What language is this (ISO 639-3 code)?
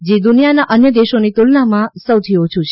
guj